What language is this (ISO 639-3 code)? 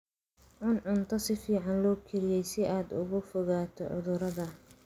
som